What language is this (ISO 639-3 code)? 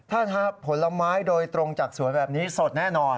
tha